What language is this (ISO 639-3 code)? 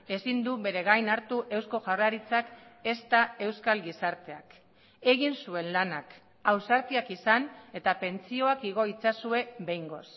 eus